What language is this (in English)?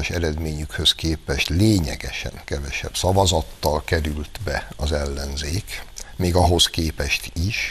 Hungarian